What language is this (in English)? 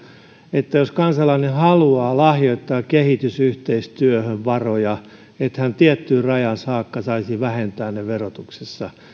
Finnish